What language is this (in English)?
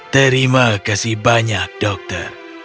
Indonesian